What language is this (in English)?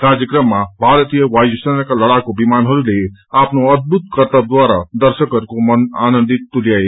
Nepali